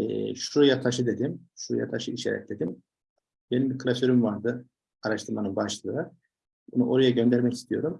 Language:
Turkish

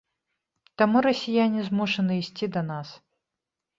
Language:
Belarusian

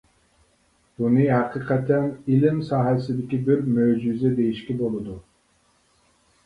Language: Uyghur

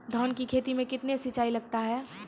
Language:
Maithili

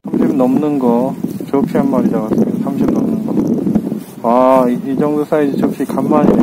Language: Korean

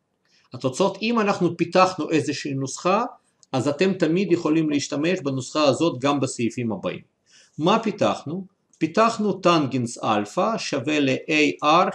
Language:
Hebrew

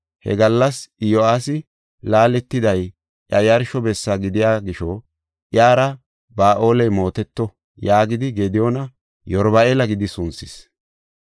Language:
Gofa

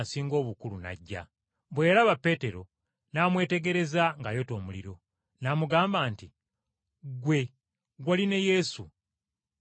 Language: Ganda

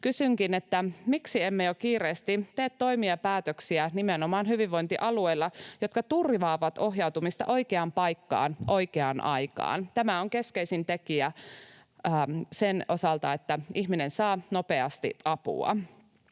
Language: Finnish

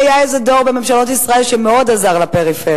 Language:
Hebrew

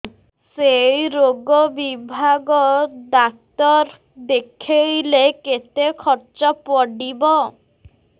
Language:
Odia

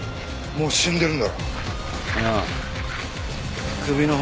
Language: Japanese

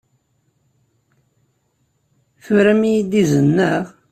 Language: Kabyle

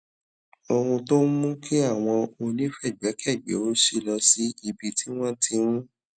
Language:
Yoruba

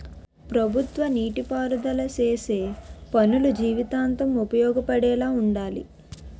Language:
Telugu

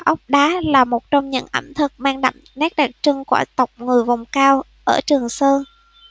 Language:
Vietnamese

